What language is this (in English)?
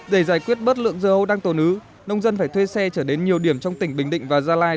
Vietnamese